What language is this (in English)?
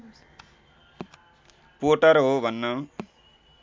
Nepali